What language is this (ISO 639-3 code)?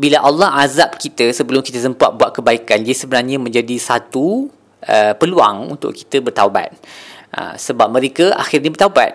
msa